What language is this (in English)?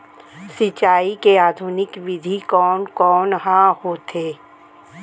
Chhattisgarhi